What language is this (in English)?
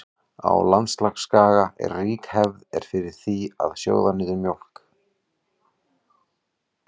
Icelandic